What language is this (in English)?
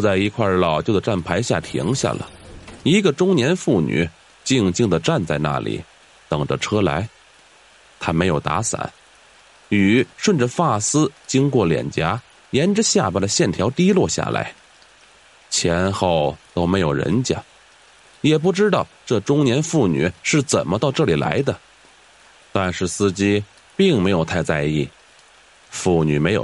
Chinese